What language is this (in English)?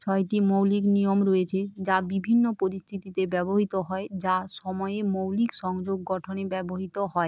Bangla